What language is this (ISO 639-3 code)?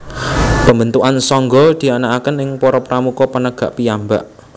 jav